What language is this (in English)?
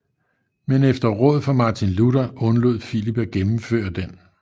Danish